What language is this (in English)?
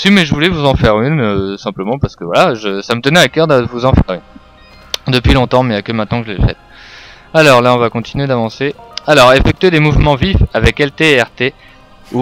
French